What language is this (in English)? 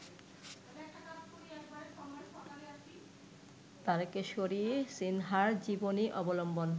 Bangla